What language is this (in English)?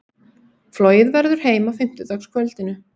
Icelandic